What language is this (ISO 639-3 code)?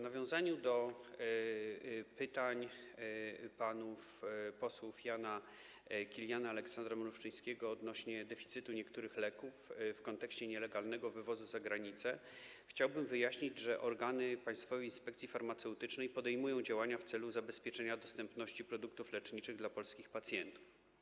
pol